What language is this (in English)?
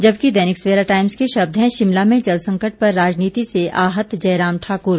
Hindi